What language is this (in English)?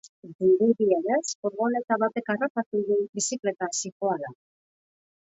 Basque